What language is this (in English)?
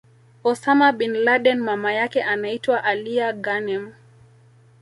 Swahili